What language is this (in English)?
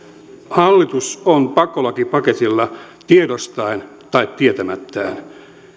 Finnish